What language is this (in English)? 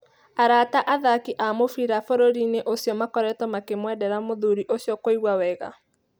Kikuyu